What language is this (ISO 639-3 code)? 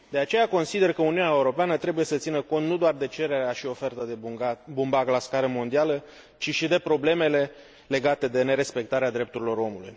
ron